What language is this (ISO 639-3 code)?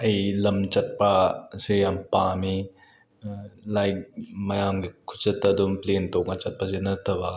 mni